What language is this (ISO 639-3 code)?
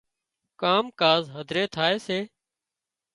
kxp